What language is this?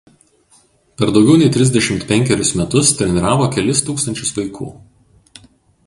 Lithuanian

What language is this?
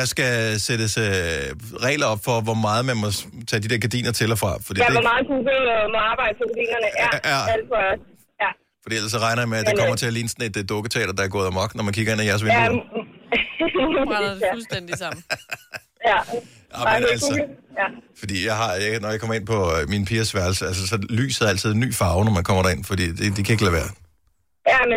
Danish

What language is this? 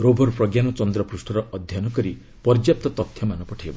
Odia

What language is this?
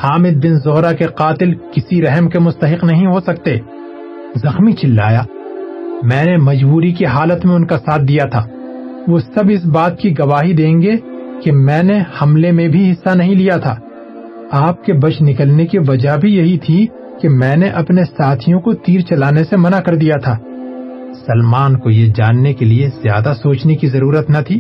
Urdu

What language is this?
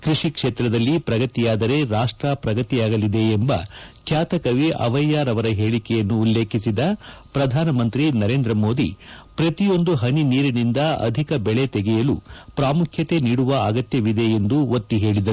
Kannada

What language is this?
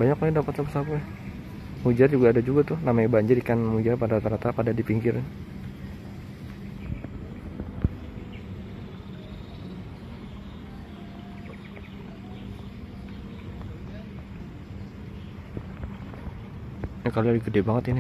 Indonesian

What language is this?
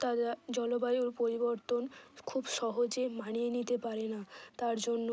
Bangla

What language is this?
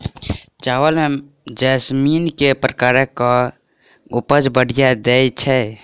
Maithili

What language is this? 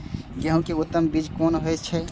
Maithili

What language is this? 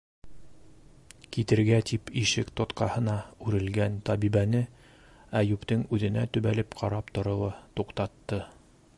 Bashkir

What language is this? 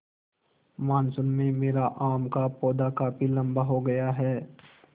Hindi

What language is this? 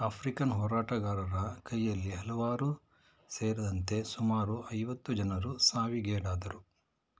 Kannada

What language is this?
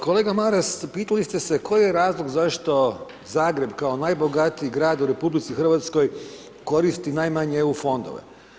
Croatian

